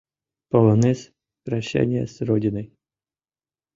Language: Mari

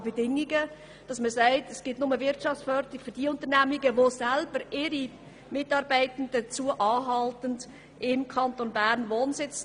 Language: Swiss German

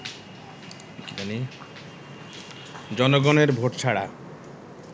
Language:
Bangla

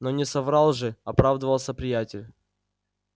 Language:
Russian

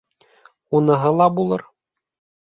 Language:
Bashkir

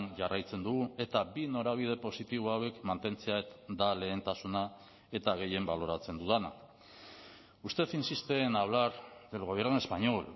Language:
Basque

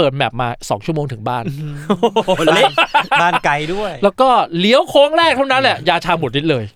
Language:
Thai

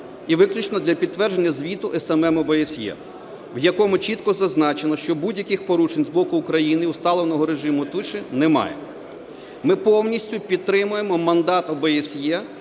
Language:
Ukrainian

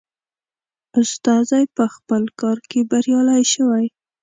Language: Pashto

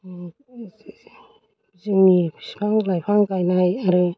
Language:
Bodo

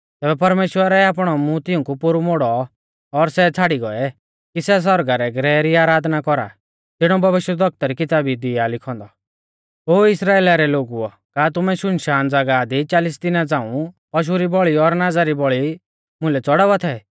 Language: Mahasu Pahari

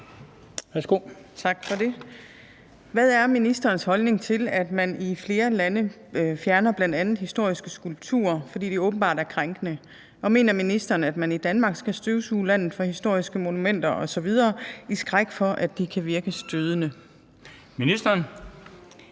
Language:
Danish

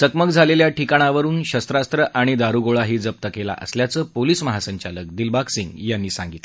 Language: Marathi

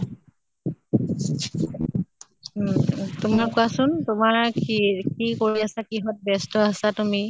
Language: Assamese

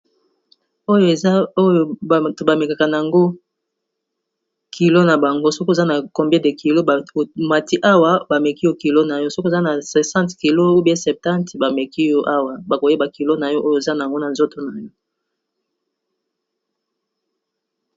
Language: Lingala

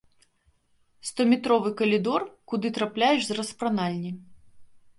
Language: Belarusian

